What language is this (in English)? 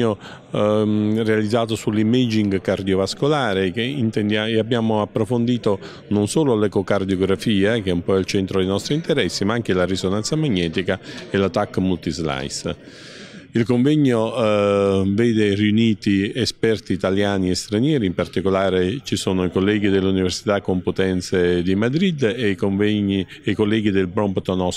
Italian